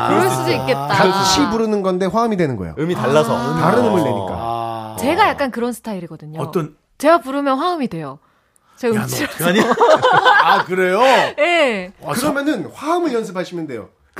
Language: Korean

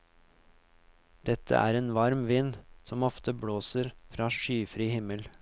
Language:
Norwegian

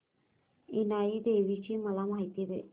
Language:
Marathi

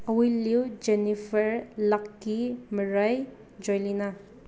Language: Manipuri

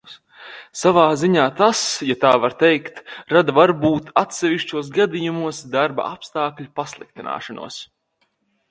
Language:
Latvian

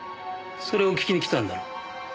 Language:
Japanese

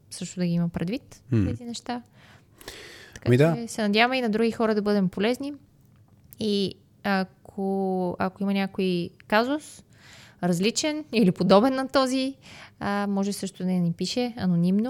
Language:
Bulgarian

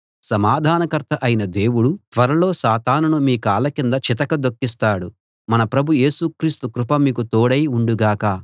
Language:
Telugu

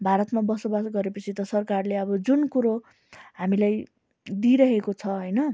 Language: Nepali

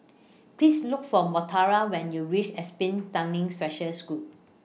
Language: English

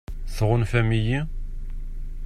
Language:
Kabyle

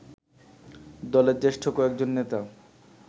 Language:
Bangla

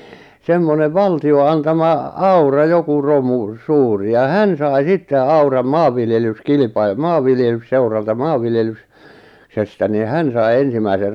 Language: Finnish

